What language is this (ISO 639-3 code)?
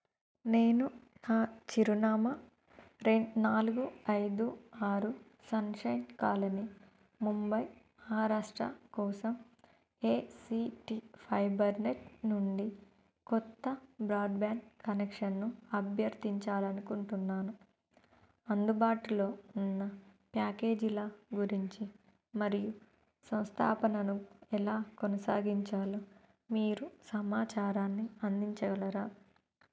tel